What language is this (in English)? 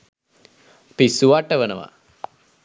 Sinhala